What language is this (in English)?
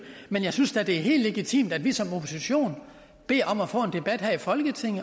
Danish